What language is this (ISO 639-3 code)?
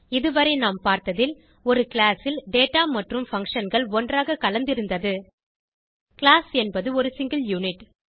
tam